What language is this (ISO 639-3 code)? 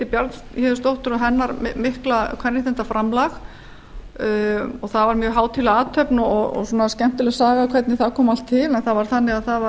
isl